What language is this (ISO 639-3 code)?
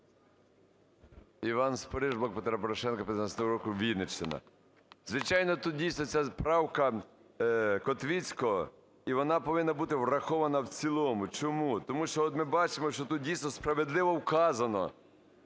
ukr